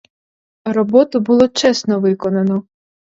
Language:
Ukrainian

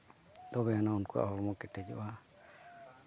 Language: Santali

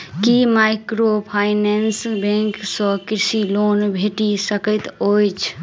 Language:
Maithili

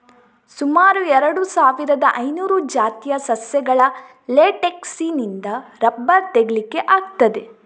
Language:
Kannada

